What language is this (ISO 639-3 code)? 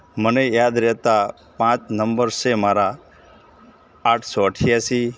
guj